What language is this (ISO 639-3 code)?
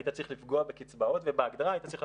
heb